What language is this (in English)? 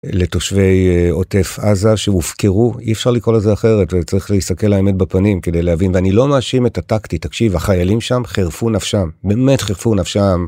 Hebrew